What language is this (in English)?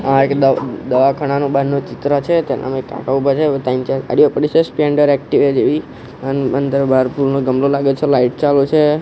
Gujarati